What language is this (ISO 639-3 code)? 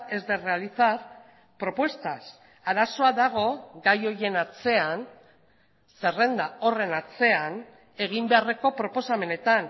eus